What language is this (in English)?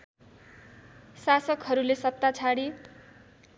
Nepali